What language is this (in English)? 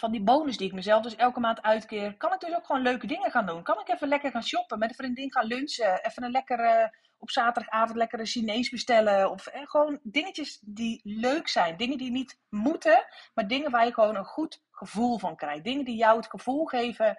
Dutch